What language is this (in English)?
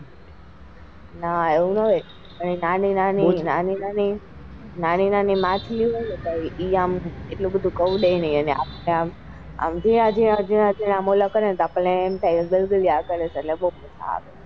Gujarati